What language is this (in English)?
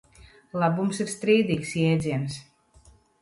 Latvian